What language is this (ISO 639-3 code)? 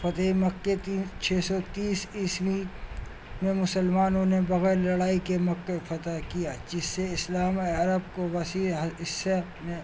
urd